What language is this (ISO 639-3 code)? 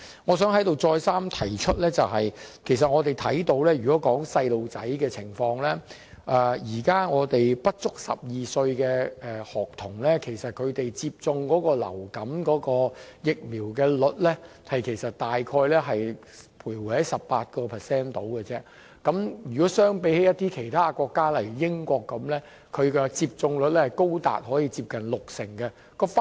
yue